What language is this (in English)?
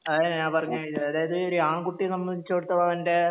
Malayalam